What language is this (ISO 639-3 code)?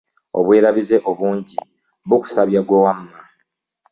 lug